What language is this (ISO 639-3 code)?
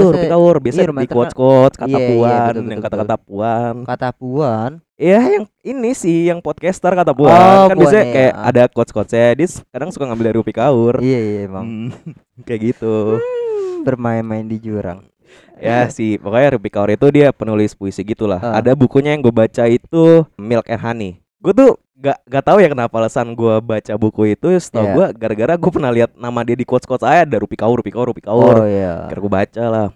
ind